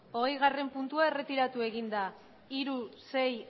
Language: Basque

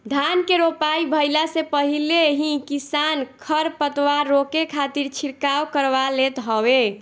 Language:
Bhojpuri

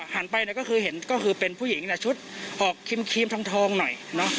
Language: Thai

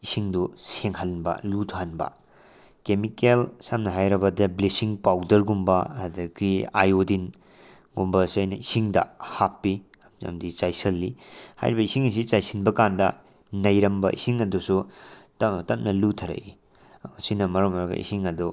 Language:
Manipuri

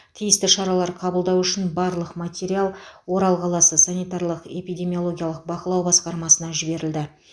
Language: Kazakh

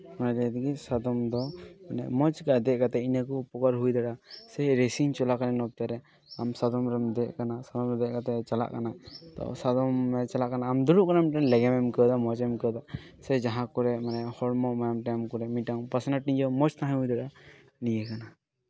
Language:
Santali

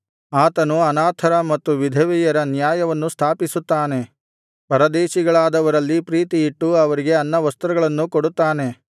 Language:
Kannada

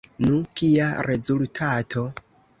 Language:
Esperanto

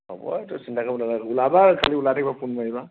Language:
Assamese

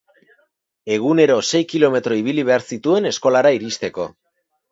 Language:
Basque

